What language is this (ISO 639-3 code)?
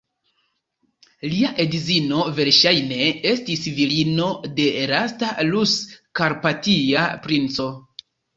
epo